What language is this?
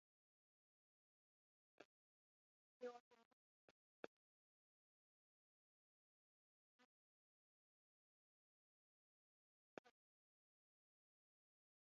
Bangla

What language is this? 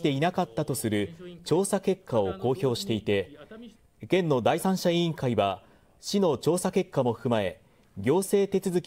Japanese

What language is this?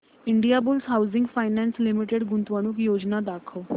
Marathi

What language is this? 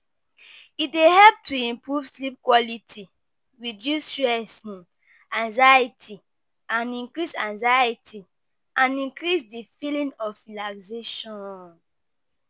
Nigerian Pidgin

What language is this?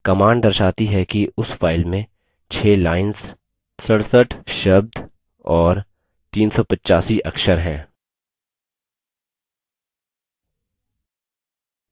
Hindi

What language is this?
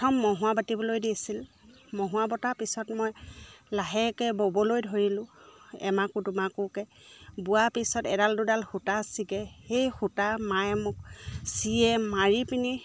Assamese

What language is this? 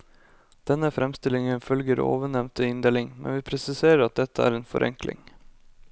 Norwegian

